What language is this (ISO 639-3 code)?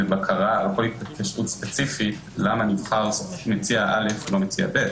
heb